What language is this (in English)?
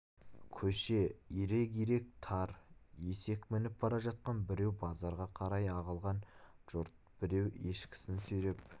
Kazakh